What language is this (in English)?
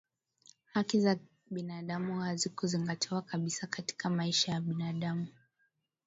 Swahili